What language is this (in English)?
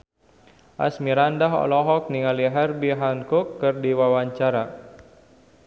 Sundanese